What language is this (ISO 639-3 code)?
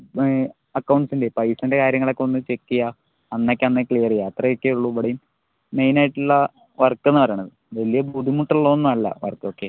mal